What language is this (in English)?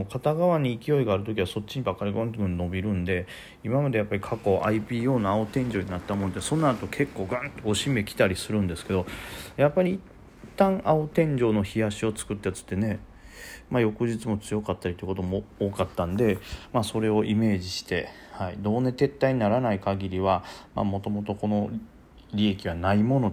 Japanese